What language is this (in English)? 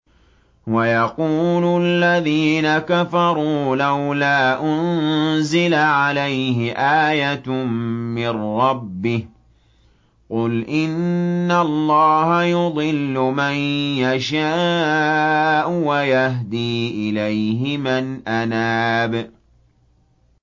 Arabic